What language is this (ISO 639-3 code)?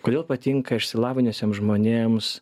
lit